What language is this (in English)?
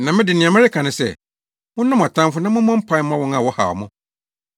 Akan